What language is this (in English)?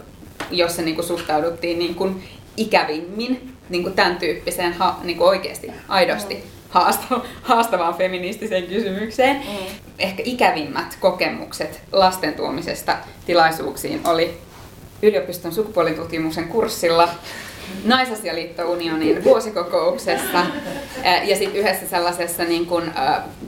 Finnish